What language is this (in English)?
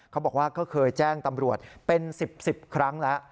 Thai